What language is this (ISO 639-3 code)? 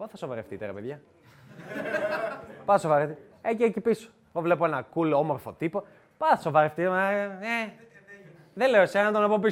ell